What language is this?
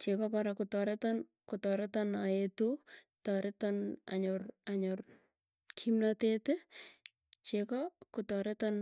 Tugen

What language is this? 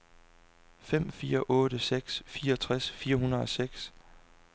Danish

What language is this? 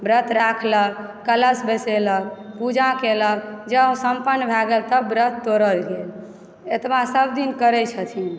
Maithili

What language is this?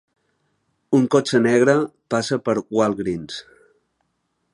Catalan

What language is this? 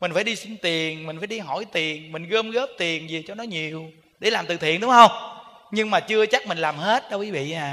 Vietnamese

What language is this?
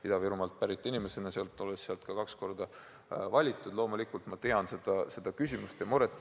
Estonian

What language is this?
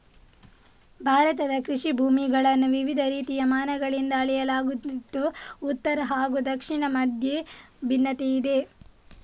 Kannada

